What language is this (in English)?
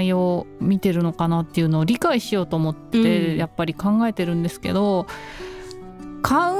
Japanese